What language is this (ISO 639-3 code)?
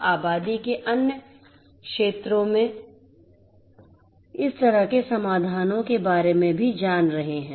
hin